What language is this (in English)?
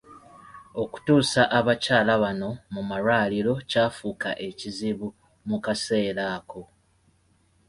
Ganda